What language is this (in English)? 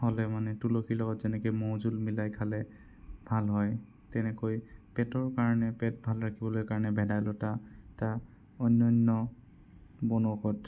Assamese